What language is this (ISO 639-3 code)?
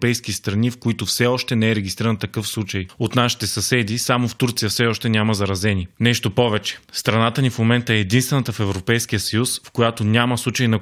bul